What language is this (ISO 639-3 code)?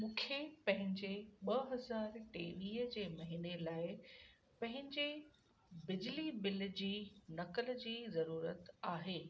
snd